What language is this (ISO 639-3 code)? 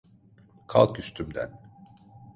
tur